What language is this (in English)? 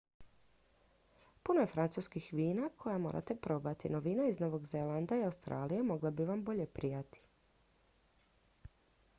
Croatian